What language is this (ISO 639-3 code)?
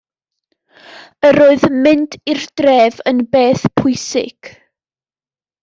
cym